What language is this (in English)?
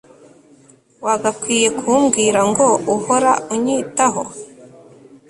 Kinyarwanda